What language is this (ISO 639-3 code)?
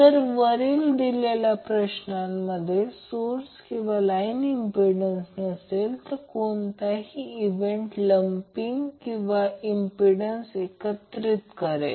mar